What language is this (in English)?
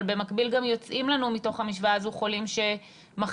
Hebrew